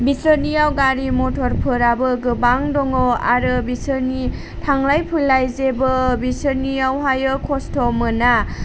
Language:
Bodo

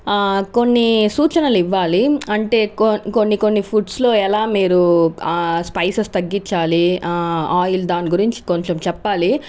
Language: Telugu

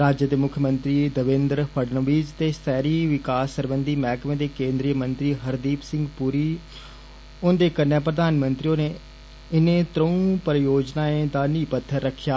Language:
Dogri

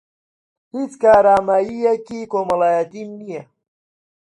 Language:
Central Kurdish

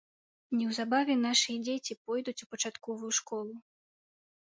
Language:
Belarusian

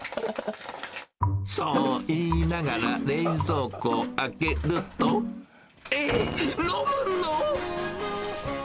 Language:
Japanese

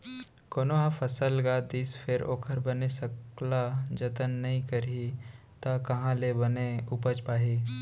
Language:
Chhattisgarhi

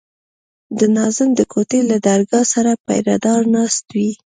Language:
Pashto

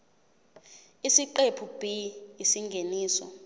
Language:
Zulu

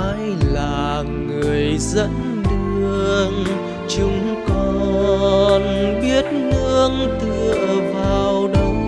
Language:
Vietnamese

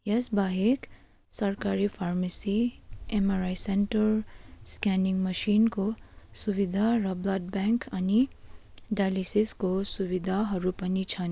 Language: Nepali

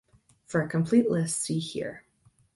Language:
English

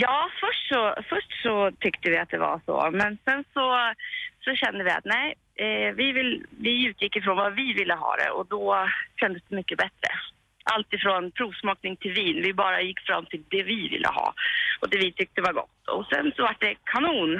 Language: Swedish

